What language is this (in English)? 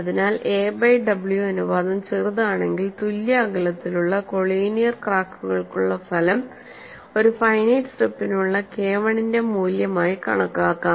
Malayalam